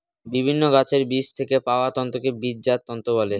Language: Bangla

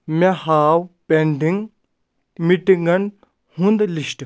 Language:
Kashmiri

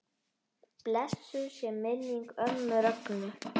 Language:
Icelandic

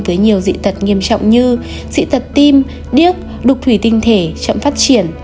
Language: Vietnamese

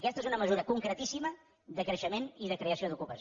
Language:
Catalan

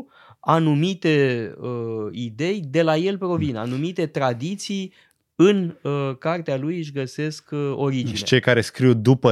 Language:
Romanian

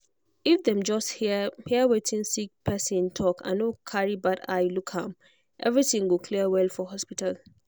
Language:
Nigerian Pidgin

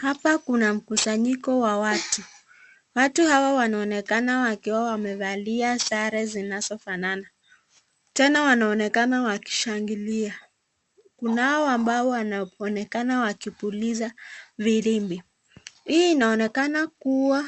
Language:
Swahili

